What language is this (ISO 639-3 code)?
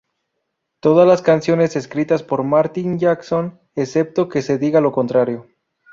spa